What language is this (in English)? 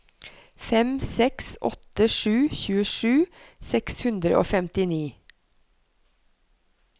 Norwegian